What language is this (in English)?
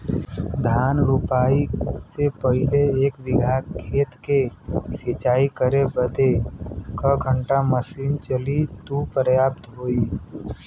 Bhojpuri